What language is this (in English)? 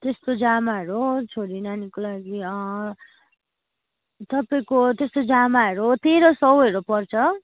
Nepali